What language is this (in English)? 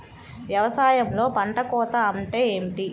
Telugu